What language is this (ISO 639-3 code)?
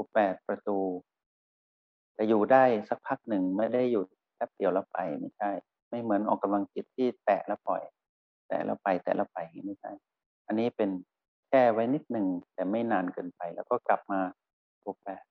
tha